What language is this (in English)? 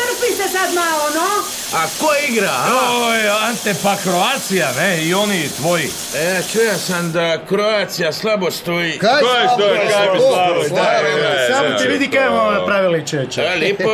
Croatian